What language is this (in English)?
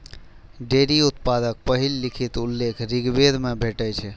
Maithili